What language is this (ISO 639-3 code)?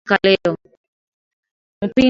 swa